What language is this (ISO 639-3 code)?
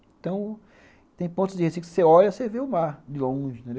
por